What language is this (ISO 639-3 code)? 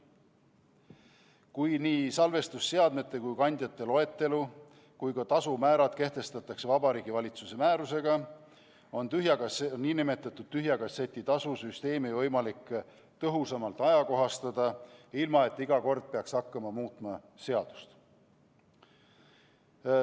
est